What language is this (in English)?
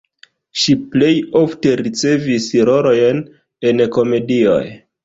Esperanto